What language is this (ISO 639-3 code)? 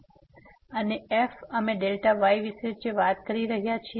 guj